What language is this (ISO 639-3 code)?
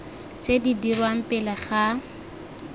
tsn